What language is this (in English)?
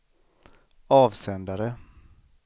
Swedish